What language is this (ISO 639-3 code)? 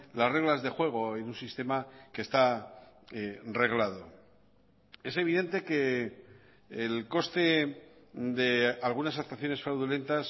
spa